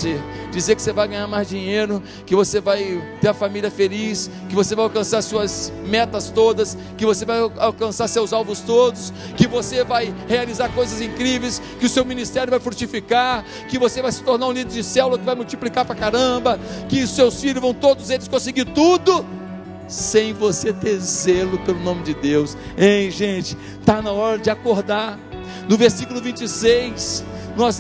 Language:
Portuguese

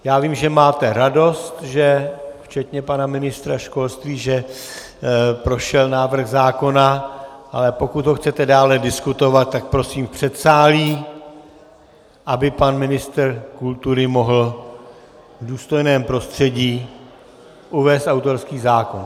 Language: Czech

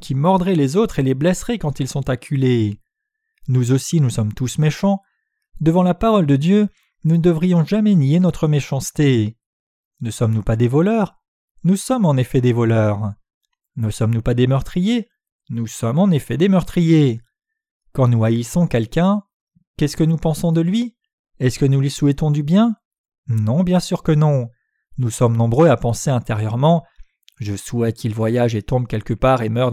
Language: French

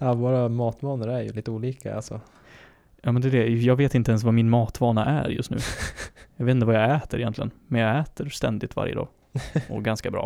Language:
Swedish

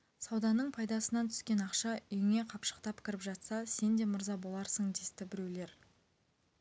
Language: Kazakh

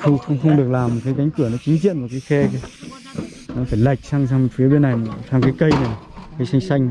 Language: Vietnamese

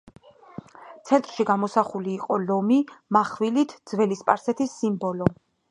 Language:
Georgian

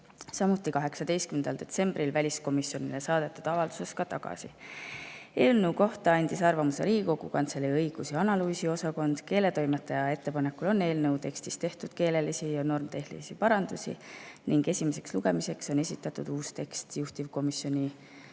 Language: Estonian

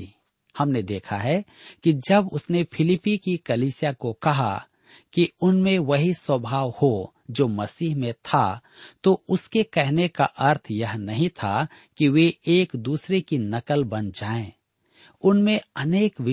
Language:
Hindi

